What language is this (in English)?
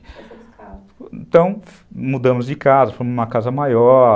Portuguese